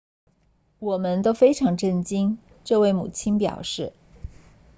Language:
Chinese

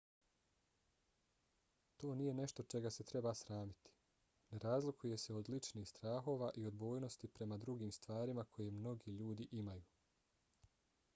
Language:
Bosnian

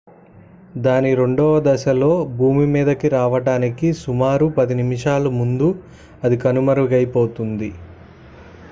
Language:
Telugu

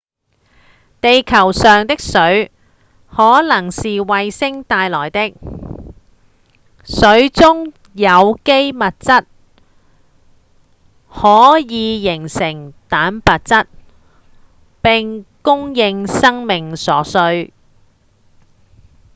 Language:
Cantonese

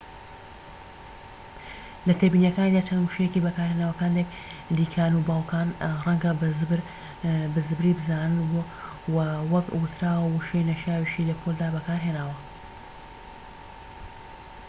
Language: Central Kurdish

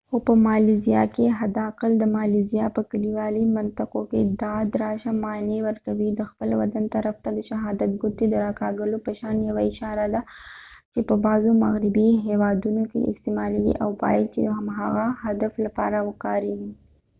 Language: Pashto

